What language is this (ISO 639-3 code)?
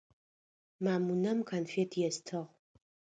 ady